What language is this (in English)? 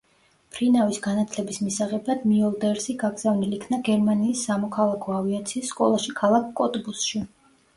Georgian